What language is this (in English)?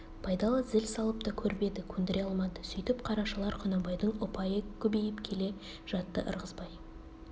Kazakh